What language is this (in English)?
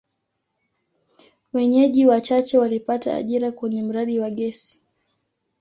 Swahili